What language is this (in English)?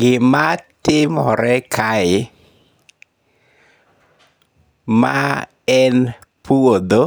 Luo (Kenya and Tanzania)